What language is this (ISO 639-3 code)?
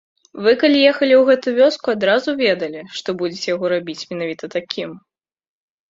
bel